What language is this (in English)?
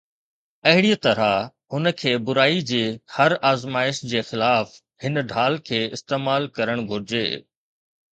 Sindhi